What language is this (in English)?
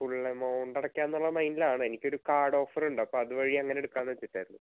Malayalam